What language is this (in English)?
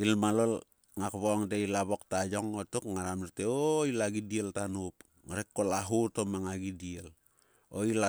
Sulka